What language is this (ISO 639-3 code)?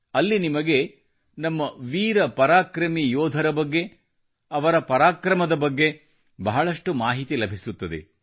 kan